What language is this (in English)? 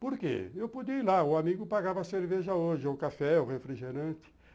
Portuguese